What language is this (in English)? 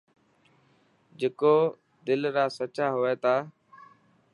Dhatki